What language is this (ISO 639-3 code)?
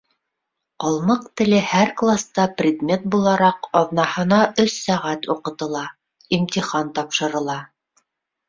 bak